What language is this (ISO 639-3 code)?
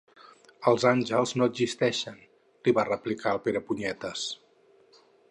cat